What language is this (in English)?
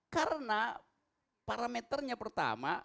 Indonesian